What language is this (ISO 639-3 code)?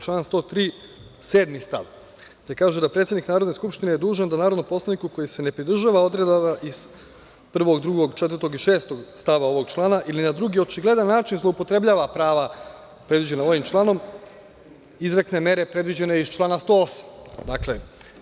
srp